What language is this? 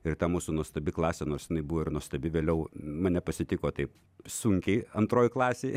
Lithuanian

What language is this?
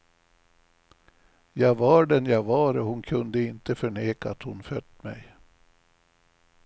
Swedish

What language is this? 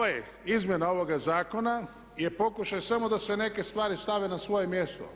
Croatian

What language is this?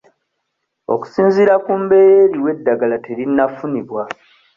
Ganda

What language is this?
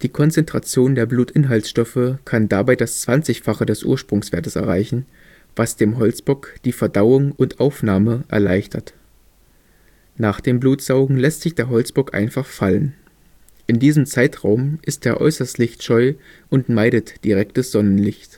German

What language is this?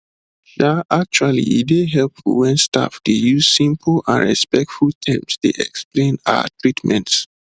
Nigerian Pidgin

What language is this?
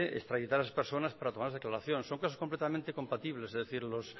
Spanish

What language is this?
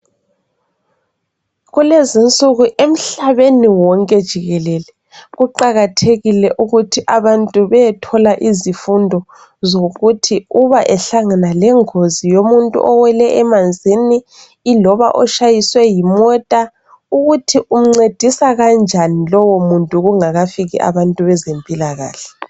North Ndebele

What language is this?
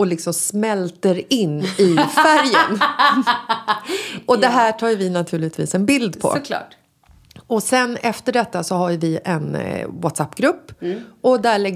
Swedish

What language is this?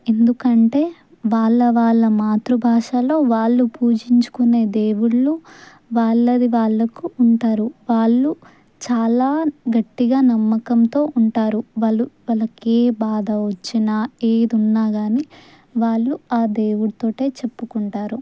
Telugu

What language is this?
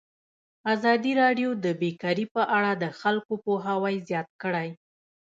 Pashto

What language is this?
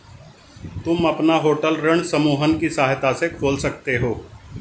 Hindi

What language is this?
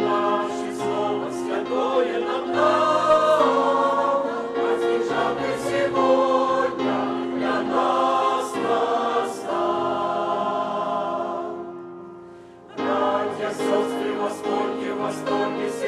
Romanian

